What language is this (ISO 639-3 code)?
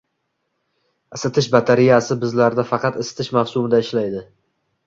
uzb